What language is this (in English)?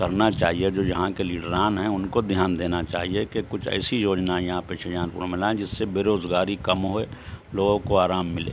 Urdu